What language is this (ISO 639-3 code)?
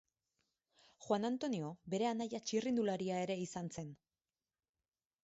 eus